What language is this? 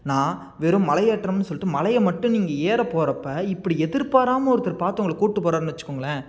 Tamil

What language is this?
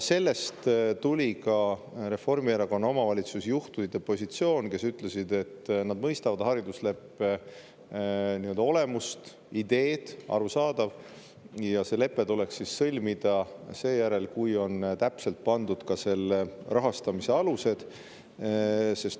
Estonian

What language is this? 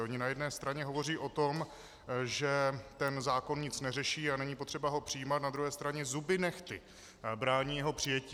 Czech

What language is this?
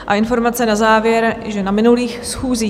Czech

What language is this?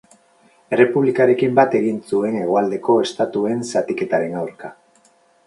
Basque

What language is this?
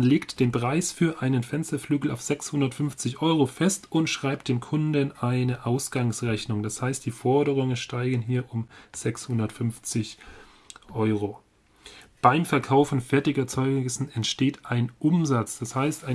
German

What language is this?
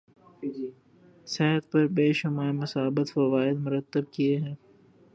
Urdu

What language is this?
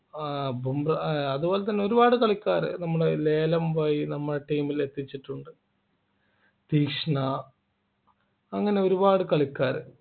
Malayalam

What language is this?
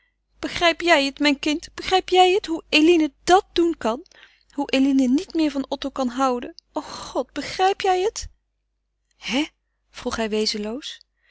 Dutch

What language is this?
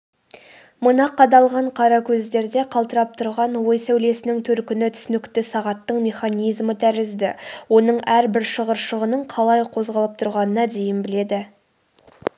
Kazakh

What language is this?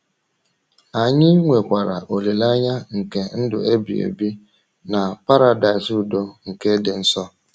Igbo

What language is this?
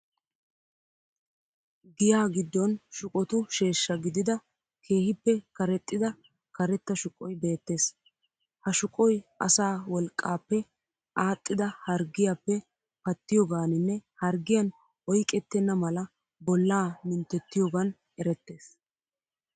Wolaytta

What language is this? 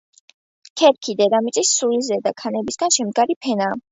Georgian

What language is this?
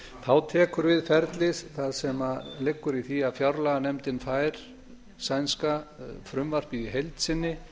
Icelandic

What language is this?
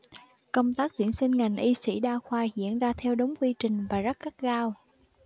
Vietnamese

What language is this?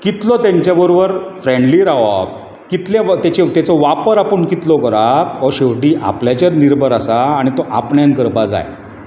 Konkani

